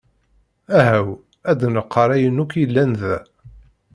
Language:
Kabyle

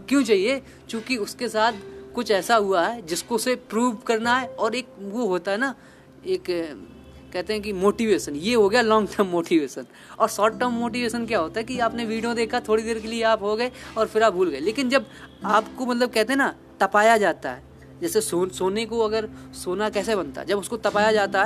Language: Hindi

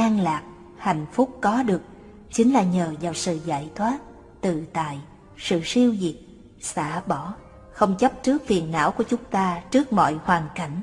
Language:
Vietnamese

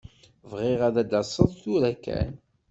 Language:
Kabyle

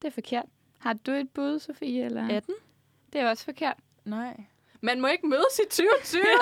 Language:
Danish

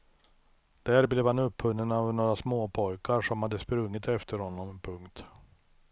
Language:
Swedish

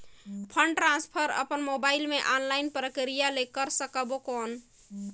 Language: Chhattisgarhi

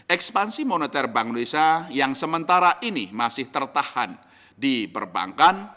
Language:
Indonesian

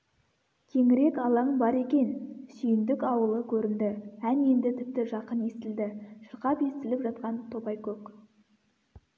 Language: Kazakh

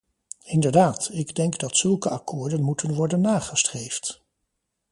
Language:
Dutch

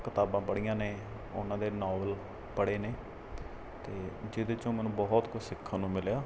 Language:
Punjabi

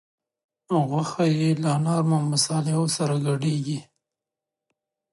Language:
Pashto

